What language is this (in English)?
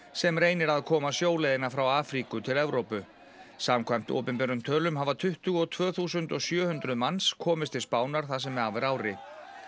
Icelandic